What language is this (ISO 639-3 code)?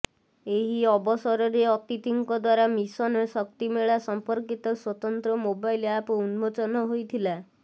ori